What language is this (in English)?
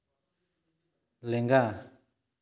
Santali